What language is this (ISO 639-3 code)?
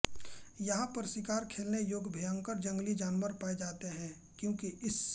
hin